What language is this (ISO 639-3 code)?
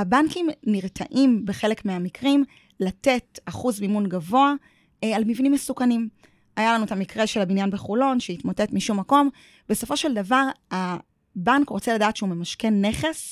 heb